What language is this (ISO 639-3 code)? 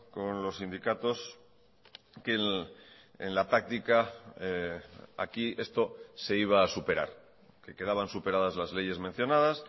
spa